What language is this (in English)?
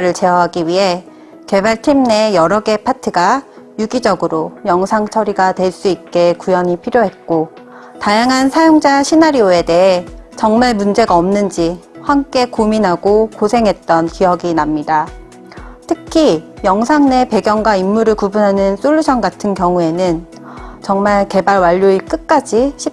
Korean